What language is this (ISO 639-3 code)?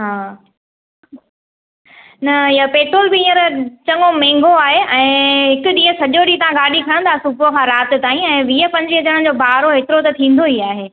snd